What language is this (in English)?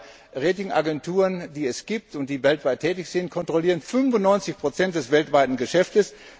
German